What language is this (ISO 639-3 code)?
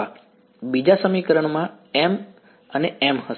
guj